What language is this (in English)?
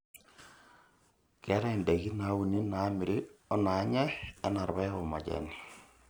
Masai